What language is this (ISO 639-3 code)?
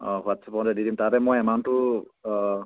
asm